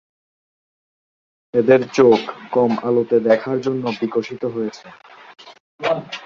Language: Bangla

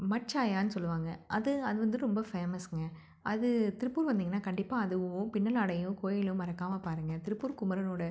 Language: Tamil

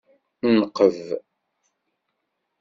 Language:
Kabyle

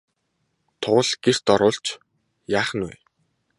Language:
Mongolian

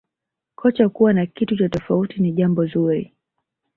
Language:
Swahili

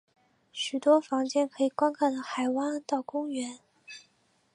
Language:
Chinese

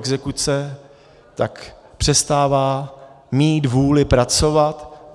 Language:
Czech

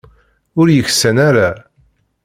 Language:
Kabyle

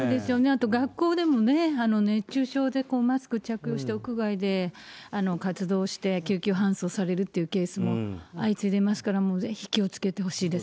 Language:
Japanese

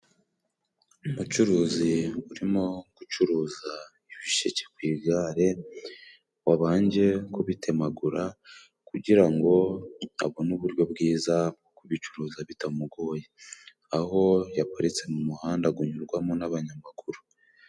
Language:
Kinyarwanda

